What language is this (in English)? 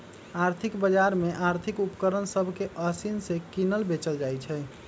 Magahi